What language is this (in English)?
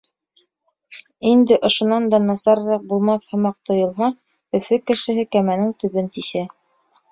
Bashkir